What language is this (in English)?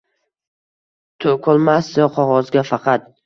Uzbek